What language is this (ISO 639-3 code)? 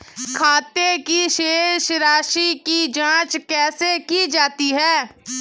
hin